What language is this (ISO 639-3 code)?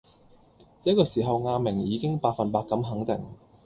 yue